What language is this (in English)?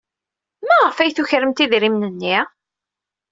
Kabyle